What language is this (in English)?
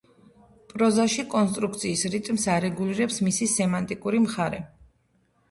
Georgian